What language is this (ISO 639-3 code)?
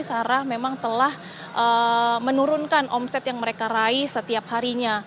ind